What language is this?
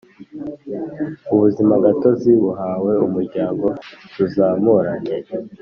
Kinyarwanda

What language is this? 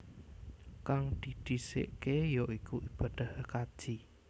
Javanese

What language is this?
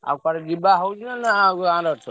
Odia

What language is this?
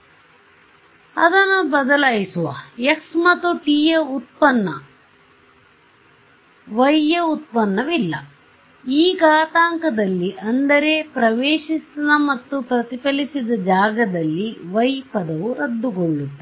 Kannada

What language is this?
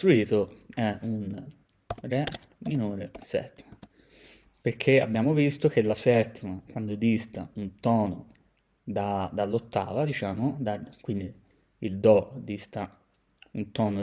Italian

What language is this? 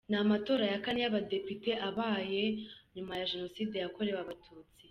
Kinyarwanda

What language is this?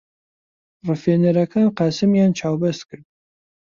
Central Kurdish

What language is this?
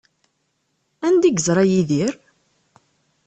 Kabyle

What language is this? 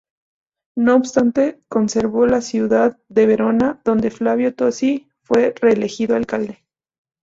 Spanish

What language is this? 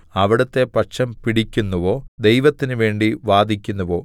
Malayalam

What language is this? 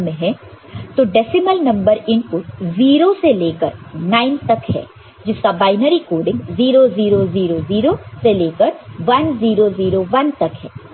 Hindi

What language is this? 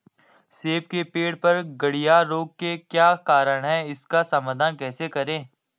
Hindi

